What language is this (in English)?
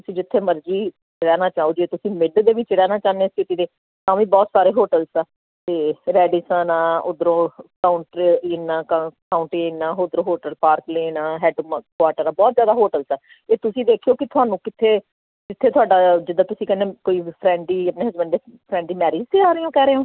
Punjabi